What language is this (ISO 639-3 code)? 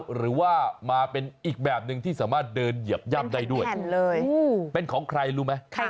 tha